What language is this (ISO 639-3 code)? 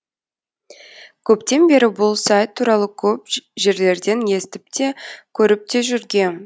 kaz